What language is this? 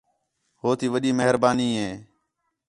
Khetrani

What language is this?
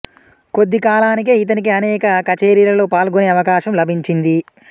Telugu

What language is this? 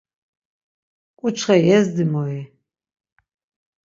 Laz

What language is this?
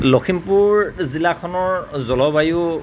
Assamese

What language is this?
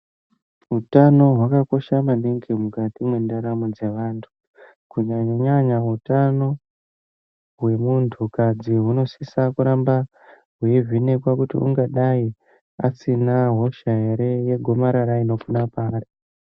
Ndau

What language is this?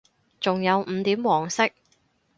Cantonese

